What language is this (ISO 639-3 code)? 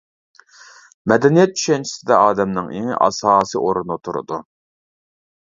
uig